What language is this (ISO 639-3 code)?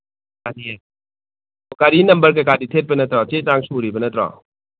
mni